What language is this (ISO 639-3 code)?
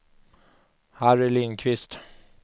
swe